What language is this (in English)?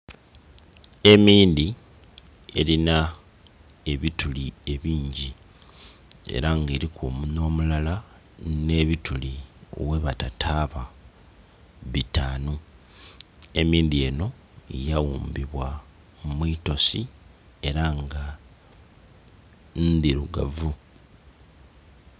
Soga